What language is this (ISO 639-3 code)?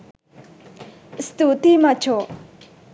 sin